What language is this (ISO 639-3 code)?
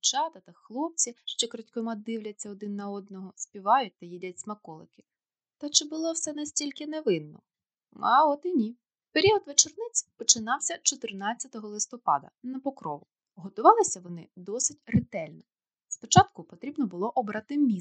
ukr